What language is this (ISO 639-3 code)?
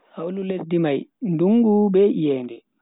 fui